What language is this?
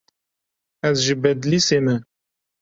Kurdish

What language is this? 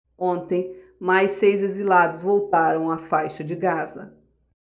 Portuguese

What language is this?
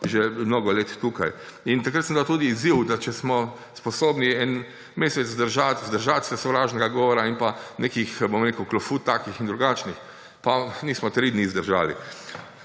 Slovenian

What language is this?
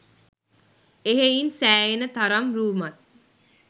Sinhala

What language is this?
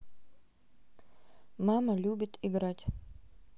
Russian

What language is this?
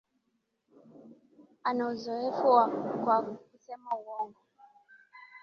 Swahili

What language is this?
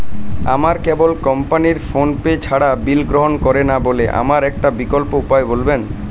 Bangla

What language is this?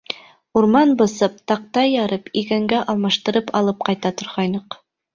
Bashkir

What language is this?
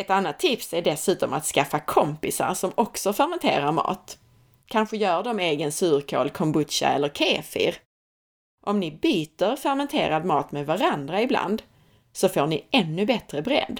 Swedish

